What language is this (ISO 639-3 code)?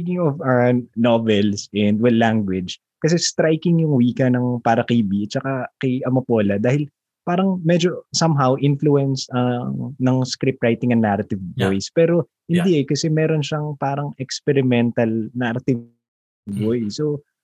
fil